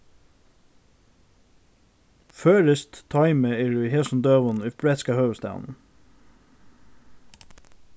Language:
Faroese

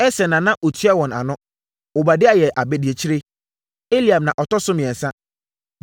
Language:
Akan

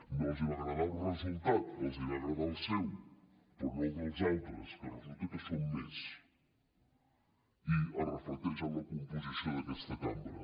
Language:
Catalan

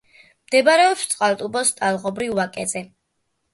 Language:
Georgian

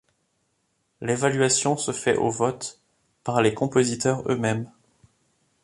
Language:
French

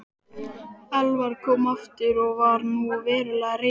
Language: Icelandic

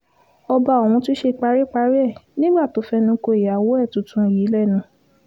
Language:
Yoruba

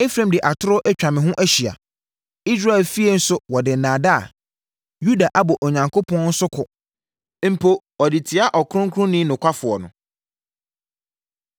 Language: Akan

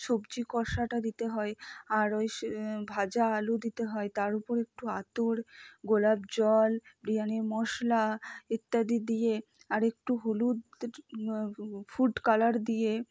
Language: Bangla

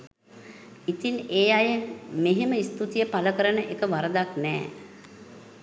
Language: Sinhala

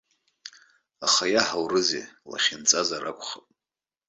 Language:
Abkhazian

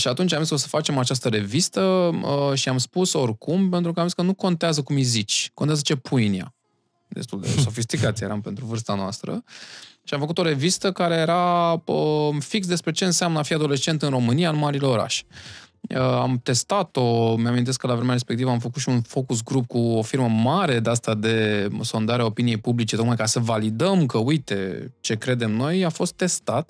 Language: Romanian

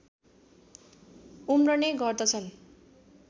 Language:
Nepali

